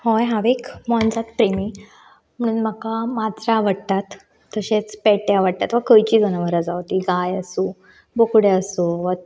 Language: Konkani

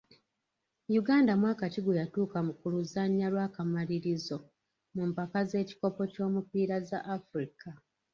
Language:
Ganda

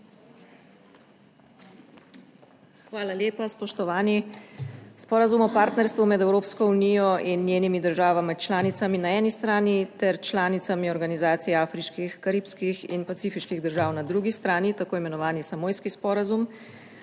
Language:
Slovenian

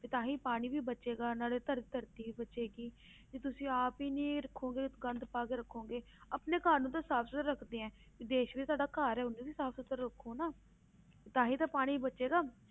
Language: Punjabi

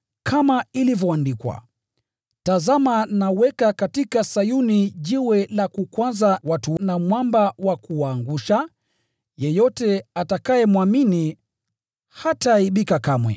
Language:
Swahili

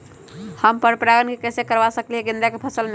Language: Magahi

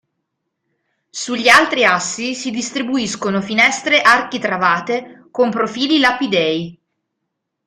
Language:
Italian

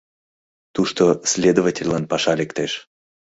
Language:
Mari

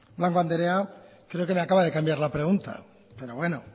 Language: Spanish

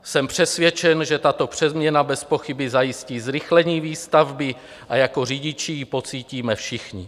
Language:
Czech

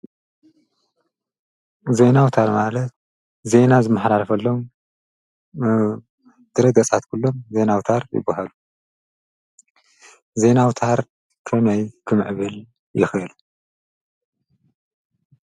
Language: Tigrinya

